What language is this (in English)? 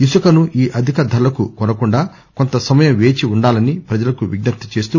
Telugu